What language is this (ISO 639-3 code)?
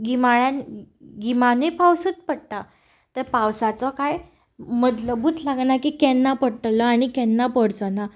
kok